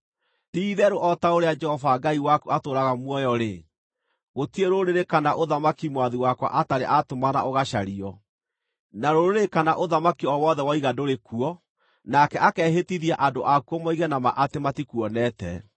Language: Kikuyu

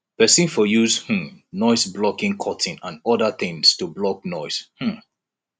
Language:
Nigerian Pidgin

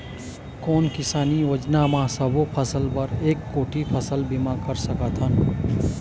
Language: Chhattisgarhi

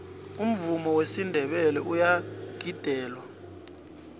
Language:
South Ndebele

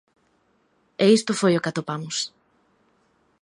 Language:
Galician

